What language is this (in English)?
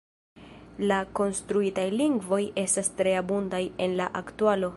Esperanto